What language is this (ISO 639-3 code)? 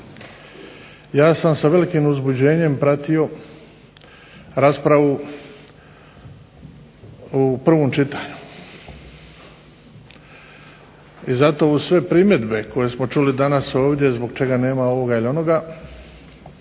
hrv